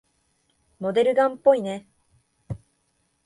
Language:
Japanese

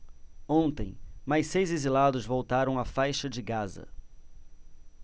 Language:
Portuguese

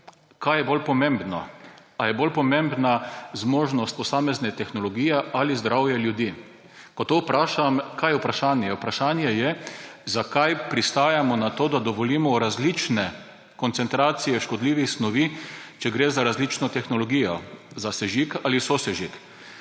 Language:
Slovenian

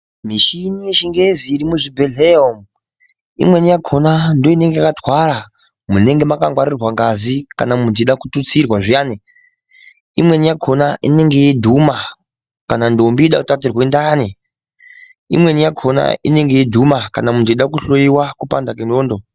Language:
Ndau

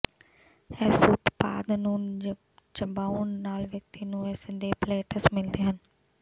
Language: Punjabi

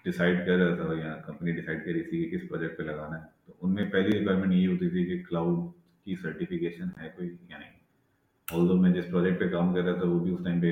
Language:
Urdu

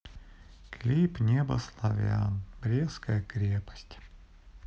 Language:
Russian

